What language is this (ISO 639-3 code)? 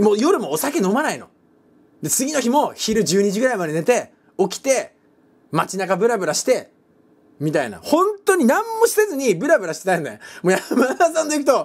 jpn